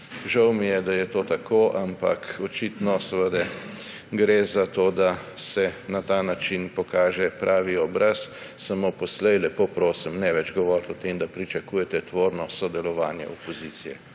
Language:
Slovenian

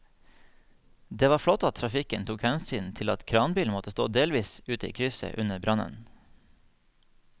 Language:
Norwegian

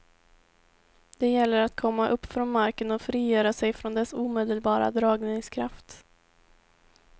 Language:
Swedish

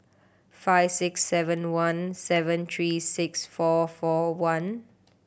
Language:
English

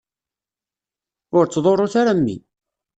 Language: Kabyle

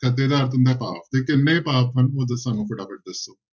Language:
Punjabi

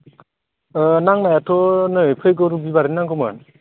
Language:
Bodo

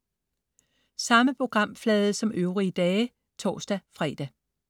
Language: Danish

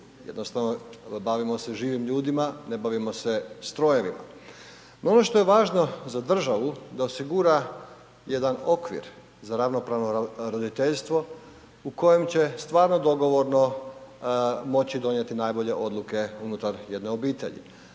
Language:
Croatian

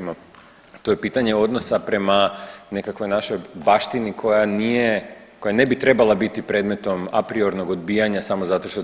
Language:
Croatian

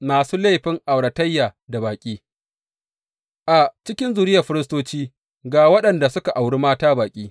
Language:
Hausa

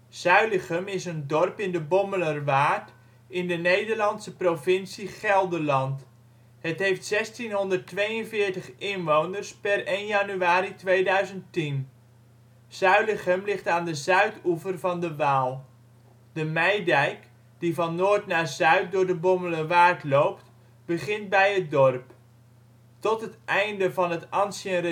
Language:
Dutch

